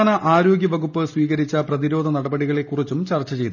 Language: Malayalam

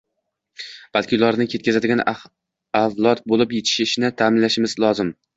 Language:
Uzbek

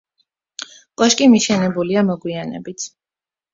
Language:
Georgian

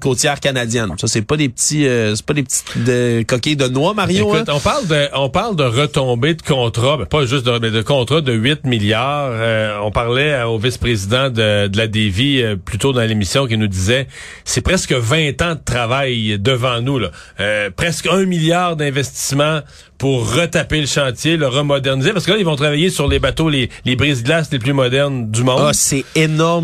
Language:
French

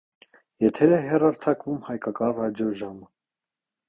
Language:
Armenian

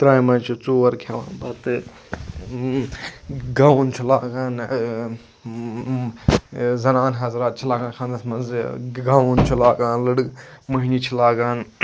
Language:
Kashmiri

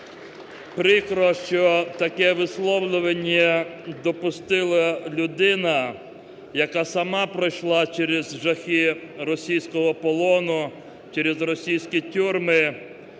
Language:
Ukrainian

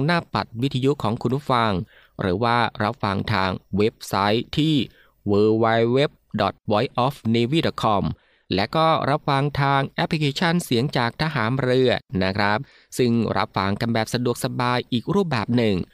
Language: Thai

